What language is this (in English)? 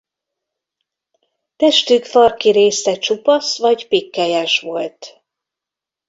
Hungarian